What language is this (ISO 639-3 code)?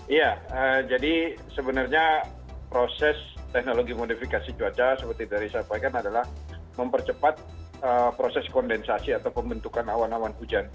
ind